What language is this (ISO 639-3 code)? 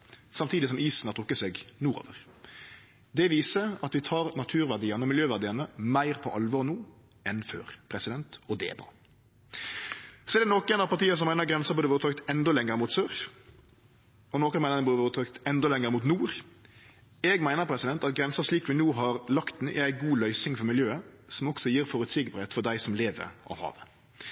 nno